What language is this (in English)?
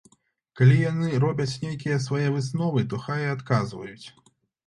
Belarusian